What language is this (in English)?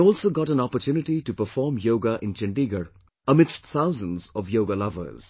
English